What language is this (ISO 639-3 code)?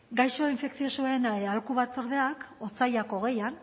eus